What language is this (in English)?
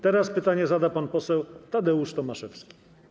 Polish